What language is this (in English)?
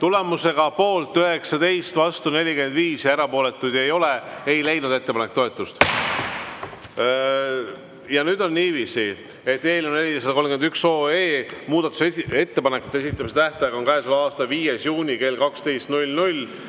Estonian